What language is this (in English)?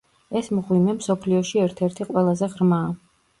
Georgian